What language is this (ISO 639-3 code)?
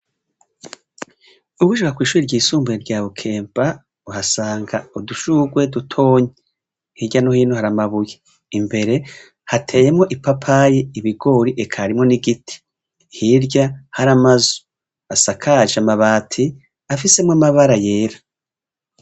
run